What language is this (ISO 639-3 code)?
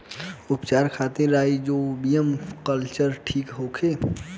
bho